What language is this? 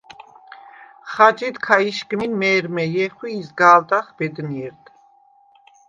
Svan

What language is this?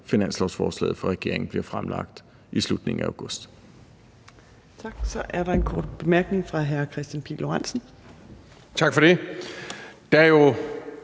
Danish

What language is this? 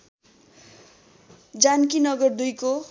Nepali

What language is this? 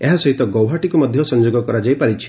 Odia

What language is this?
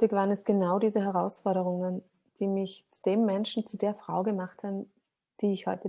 German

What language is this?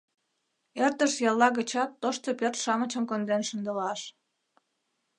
Mari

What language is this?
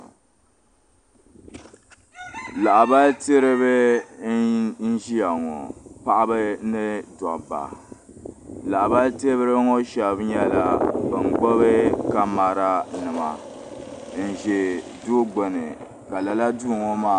Dagbani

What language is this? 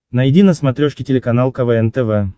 Russian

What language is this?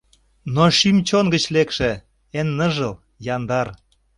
Mari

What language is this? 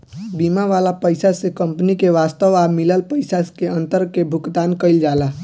Bhojpuri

